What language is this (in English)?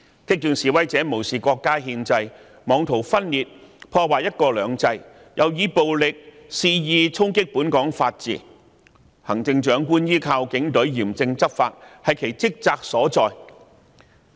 Cantonese